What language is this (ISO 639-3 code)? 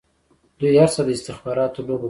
pus